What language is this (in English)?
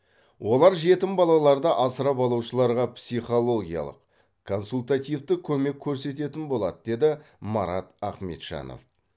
Kazakh